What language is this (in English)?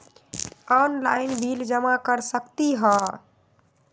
Magahi